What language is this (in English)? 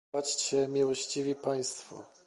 Polish